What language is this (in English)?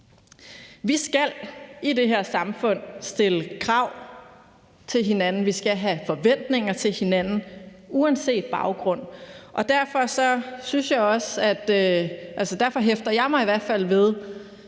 Danish